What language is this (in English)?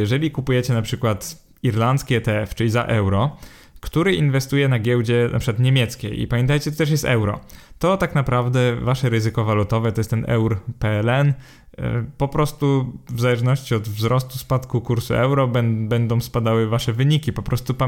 Polish